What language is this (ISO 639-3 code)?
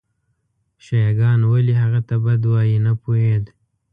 pus